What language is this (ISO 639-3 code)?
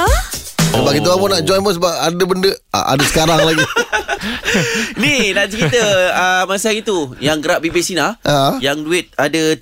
msa